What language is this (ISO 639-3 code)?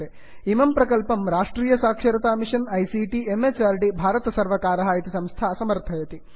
san